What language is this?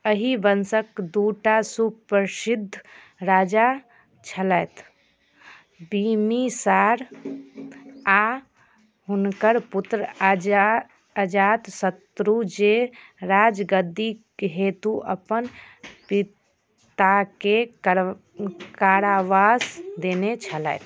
Maithili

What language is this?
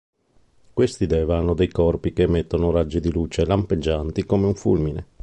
Italian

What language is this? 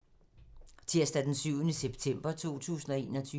Danish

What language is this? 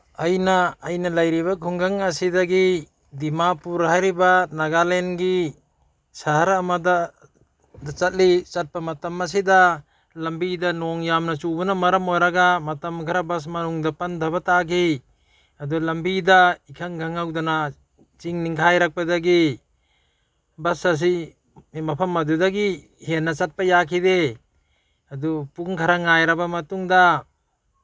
Manipuri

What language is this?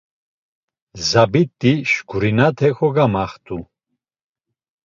Laz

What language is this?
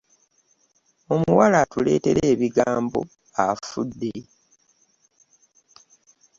Ganda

